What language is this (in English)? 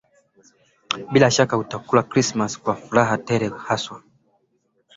Swahili